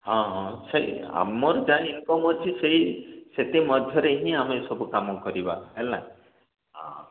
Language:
Odia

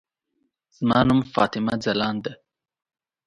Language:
Pashto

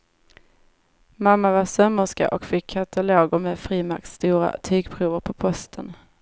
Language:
Swedish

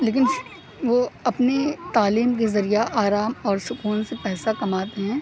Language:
Urdu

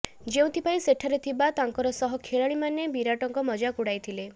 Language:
Odia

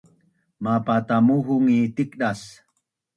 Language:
Bunun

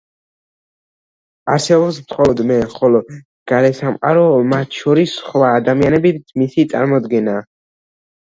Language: Georgian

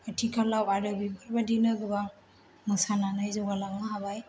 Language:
Bodo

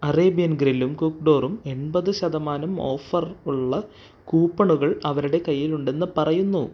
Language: Malayalam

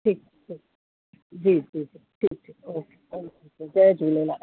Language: Sindhi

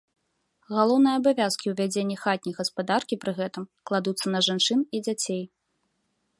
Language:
Belarusian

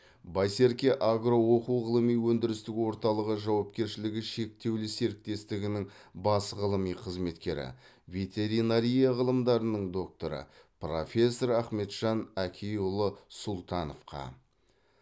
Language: Kazakh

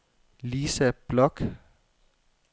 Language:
Danish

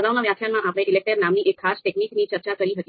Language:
Gujarati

